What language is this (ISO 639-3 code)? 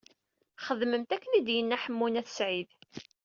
kab